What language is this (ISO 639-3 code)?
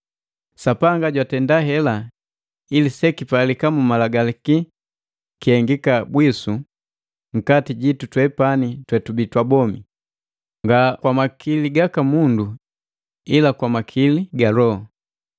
mgv